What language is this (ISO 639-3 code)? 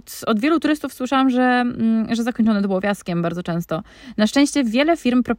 pol